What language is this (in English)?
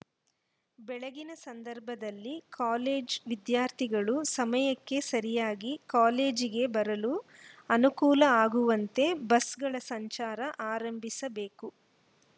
Kannada